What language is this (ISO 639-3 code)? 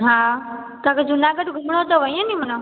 snd